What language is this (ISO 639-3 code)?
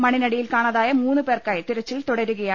mal